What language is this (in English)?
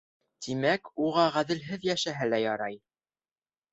Bashkir